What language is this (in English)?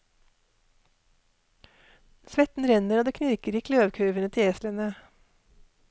Norwegian